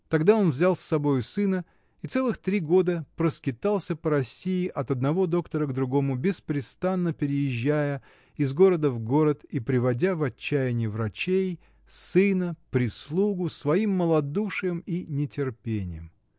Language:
Russian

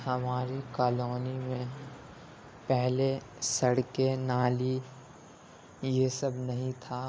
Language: Urdu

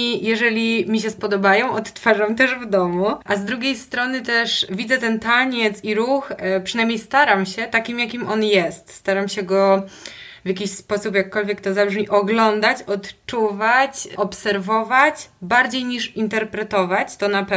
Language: Polish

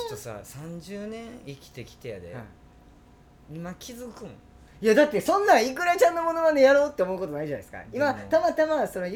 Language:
Japanese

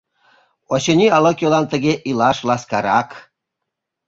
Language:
Mari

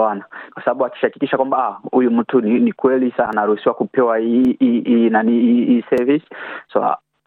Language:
Swahili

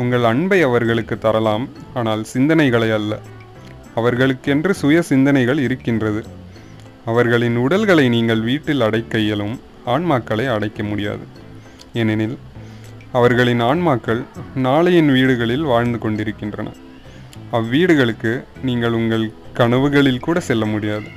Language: Tamil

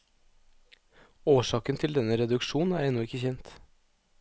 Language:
Norwegian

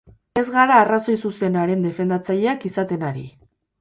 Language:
Basque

